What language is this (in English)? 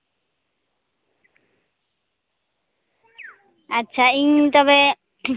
Santali